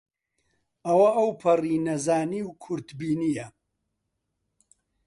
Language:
Central Kurdish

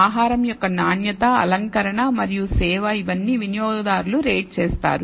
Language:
Telugu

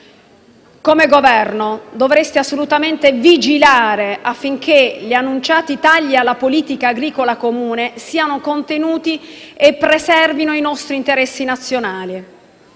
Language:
Italian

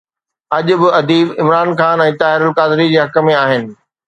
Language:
Sindhi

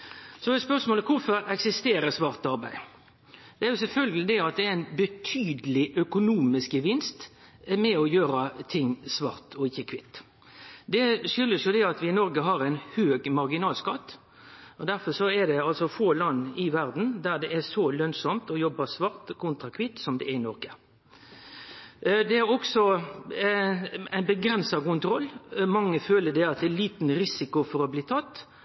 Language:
Norwegian Nynorsk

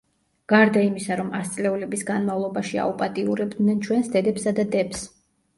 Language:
Georgian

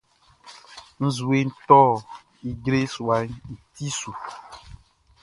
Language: Baoulé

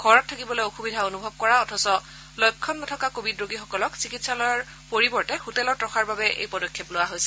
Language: Assamese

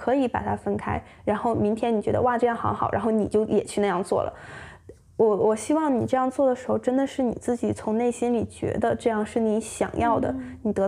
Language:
Chinese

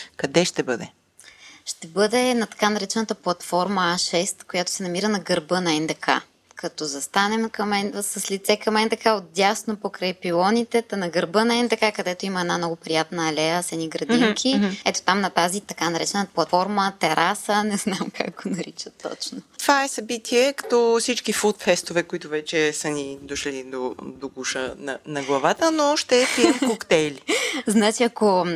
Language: Bulgarian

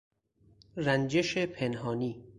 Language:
Persian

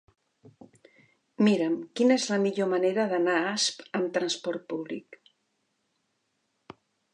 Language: Catalan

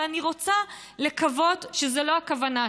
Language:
Hebrew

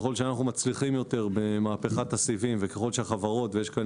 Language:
Hebrew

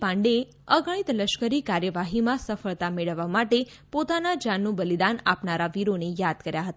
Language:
Gujarati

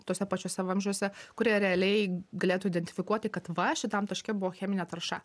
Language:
Lithuanian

